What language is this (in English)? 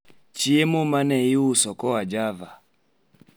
Luo (Kenya and Tanzania)